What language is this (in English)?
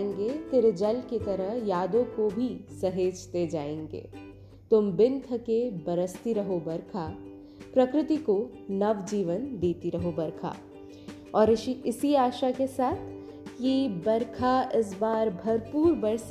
Hindi